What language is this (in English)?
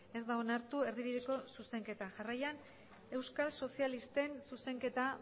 Basque